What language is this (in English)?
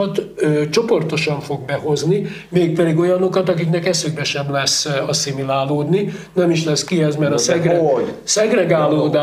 Hungarian